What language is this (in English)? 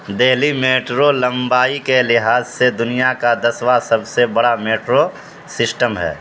Urdu